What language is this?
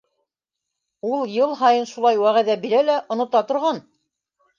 Bashkir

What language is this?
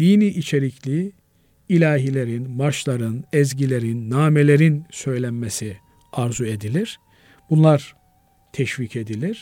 Turkish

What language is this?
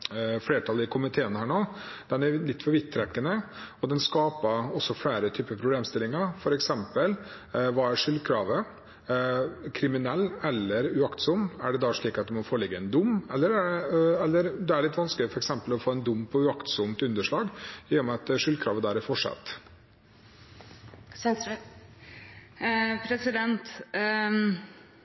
Norwegian Bokmål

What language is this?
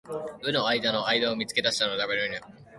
Japanese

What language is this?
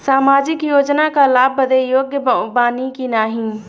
Bhojpuri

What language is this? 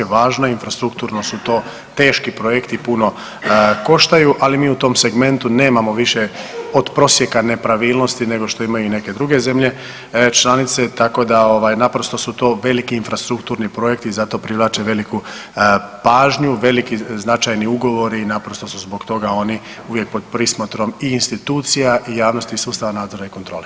Croatian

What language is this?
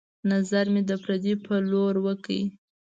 Pashto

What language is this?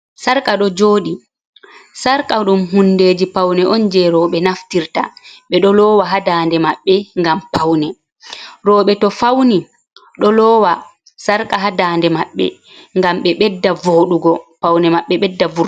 Fula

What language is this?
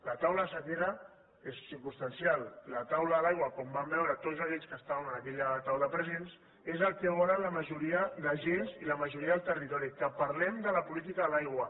Catalan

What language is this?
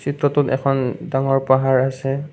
Assamese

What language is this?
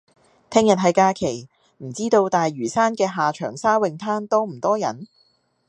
Cantonese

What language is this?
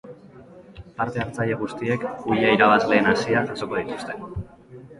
Basque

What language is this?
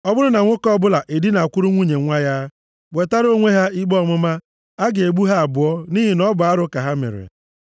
Igbo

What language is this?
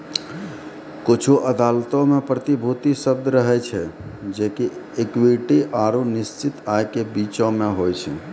Maithili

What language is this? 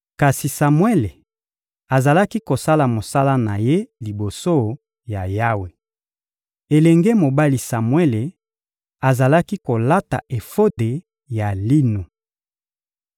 Lingala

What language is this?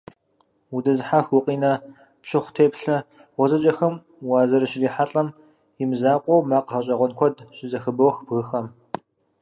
Kabardian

